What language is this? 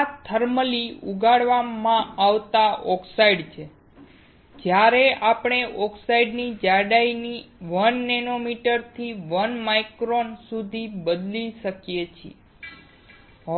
Gujarati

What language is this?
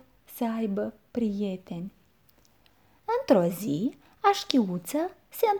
Romanian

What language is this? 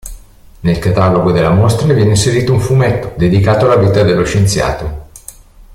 Italian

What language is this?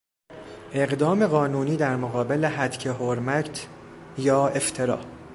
Persian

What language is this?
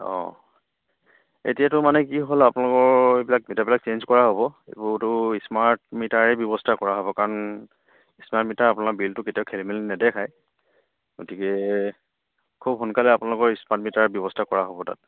Assamese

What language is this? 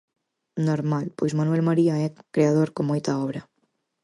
Galician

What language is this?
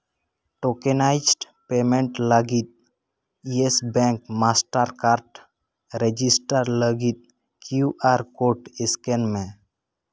Santali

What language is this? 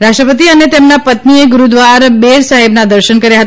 Gujarati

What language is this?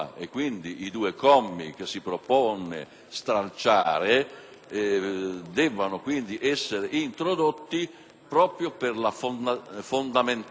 Italian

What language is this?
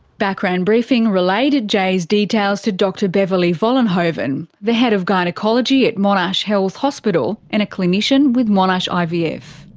English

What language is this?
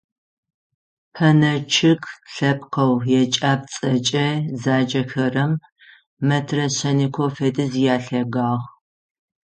Adyghe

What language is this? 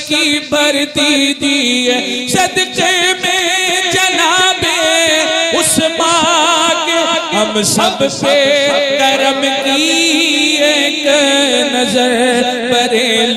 Arabic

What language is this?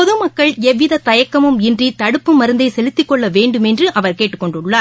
Tamil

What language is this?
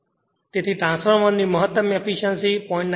Gujarati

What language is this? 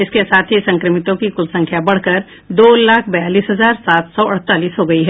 Hindi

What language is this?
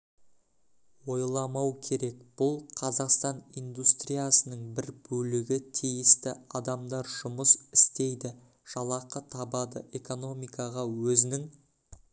Kazakh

